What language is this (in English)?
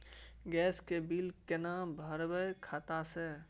Maithili